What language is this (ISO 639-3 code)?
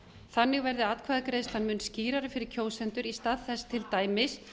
isl